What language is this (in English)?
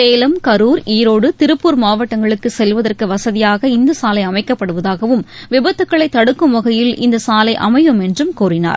Tamil